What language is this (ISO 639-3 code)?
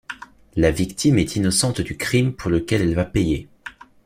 fra